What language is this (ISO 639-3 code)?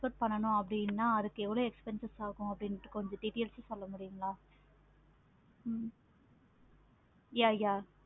tam